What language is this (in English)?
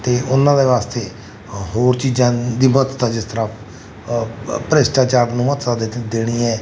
Punjabi